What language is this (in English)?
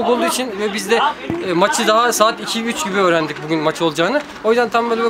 Turkish